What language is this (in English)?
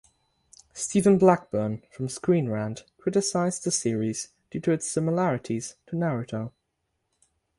English